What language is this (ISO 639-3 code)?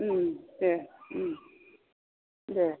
brx